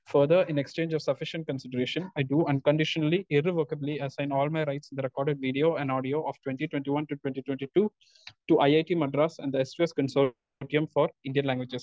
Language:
Malayalam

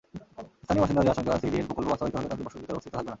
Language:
Bangla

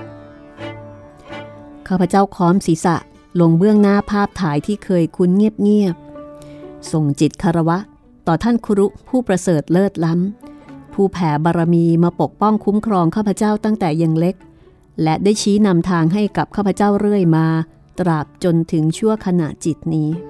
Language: Thai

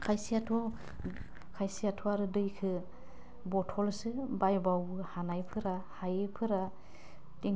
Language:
Bodo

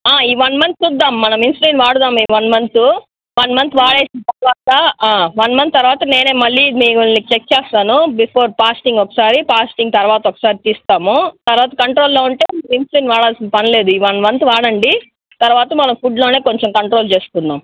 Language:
Telugu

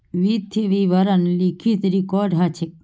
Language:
Magahi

